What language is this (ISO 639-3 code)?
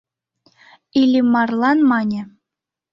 chm